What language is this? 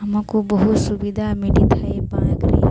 Odia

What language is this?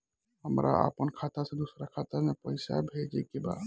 Bhojpuri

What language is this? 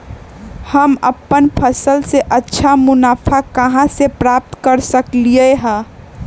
Magahi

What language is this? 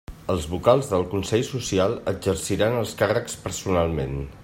Catalan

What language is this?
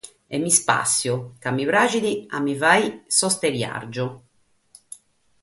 Sardinian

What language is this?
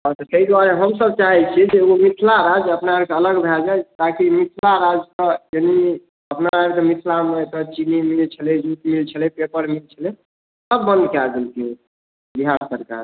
Maithili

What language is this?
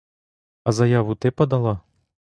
Ukrainian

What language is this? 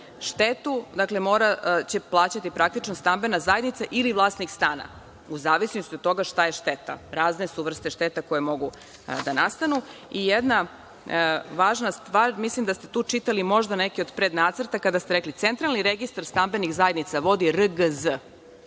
Serbian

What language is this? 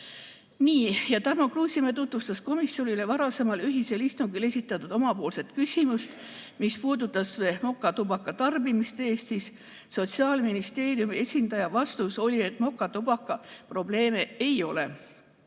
Estonian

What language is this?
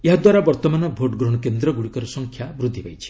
Odia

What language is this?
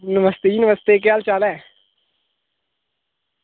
Dogri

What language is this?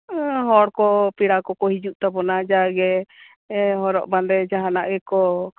Santali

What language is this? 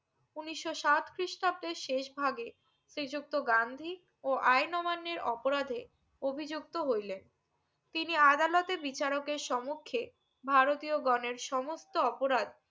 Bangla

